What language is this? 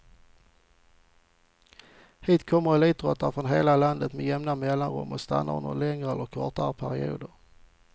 Swedish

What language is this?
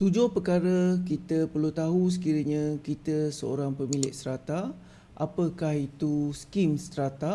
Malay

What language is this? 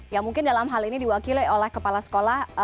Indonesian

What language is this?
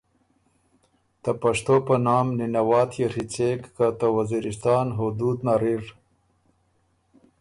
Ormuri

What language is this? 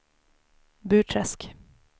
Swedish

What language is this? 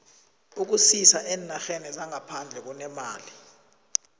South Ndebele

